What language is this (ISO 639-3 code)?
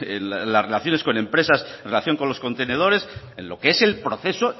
spa